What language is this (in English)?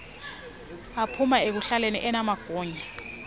Xhosa